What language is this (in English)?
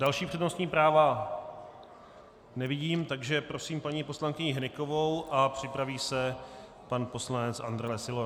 Czech